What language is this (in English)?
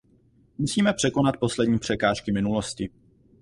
Czech